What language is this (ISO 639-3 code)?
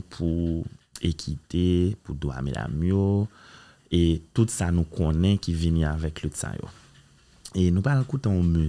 fra